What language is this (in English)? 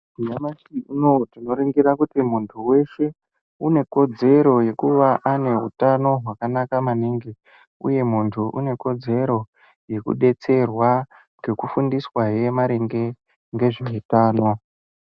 Ndau